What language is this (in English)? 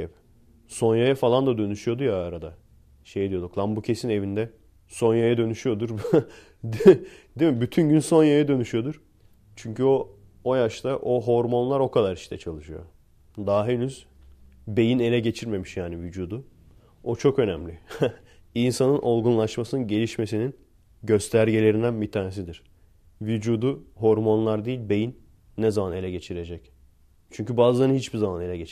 Turkish